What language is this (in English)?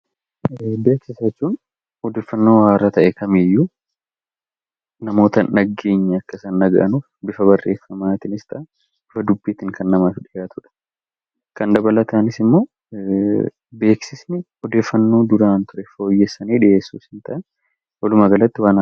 Oromo